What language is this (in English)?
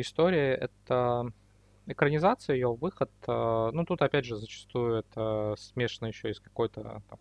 Russian